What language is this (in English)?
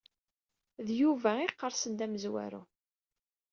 Kabyle